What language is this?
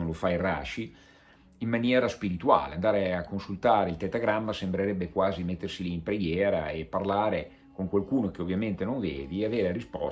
Italian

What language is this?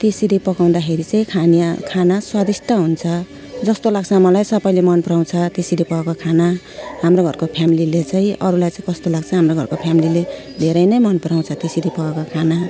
Nepali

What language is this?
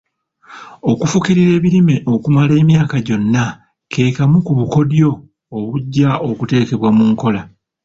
Ganda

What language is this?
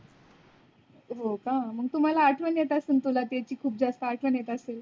Marathi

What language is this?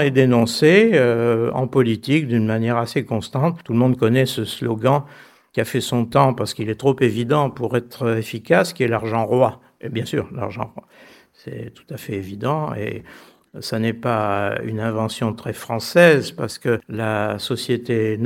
French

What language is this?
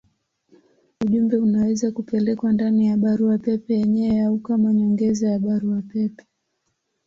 Swahili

